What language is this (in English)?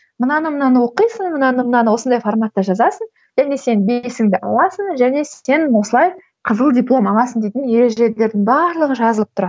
Kazakh